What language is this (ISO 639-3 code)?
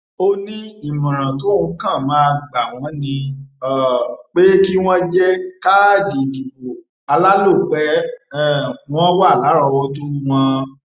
yor